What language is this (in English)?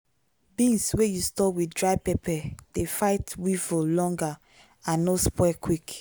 Nigerian Pidgin